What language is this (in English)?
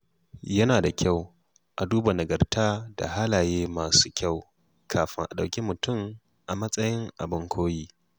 Hausa